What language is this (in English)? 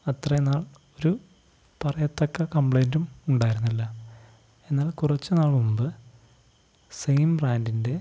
Malayalam